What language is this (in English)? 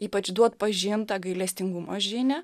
Lithuanian